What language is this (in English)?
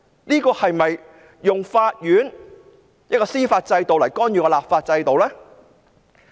Cantonese